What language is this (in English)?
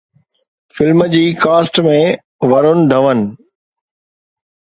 Sindhi